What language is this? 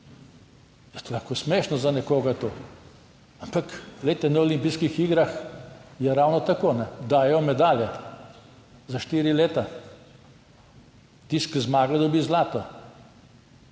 Slovenian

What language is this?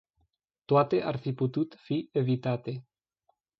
Romanian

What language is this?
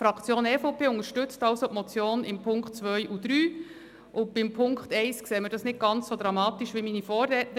Swiss German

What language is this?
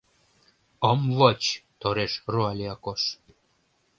Mari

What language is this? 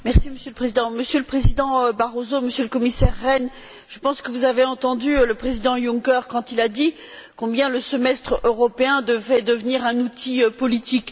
French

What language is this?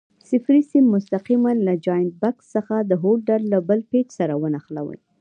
Pashto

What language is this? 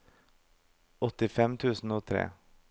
Norwegian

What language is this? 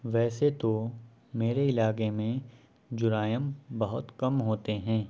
Urdu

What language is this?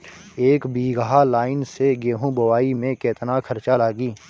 Bhojpuri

